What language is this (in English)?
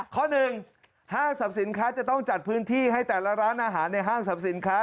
Thai